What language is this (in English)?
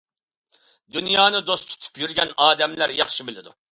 Uyghur